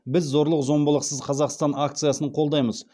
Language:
Kazakh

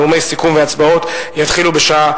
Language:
Hebrew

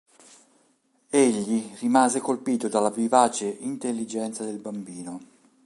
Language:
Italian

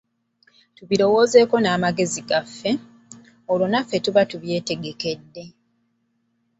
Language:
Ganda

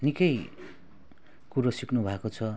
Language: Nepali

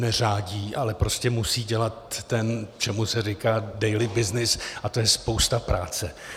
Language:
Czech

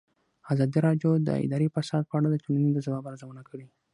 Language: Pashto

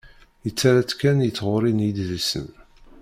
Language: Kabyle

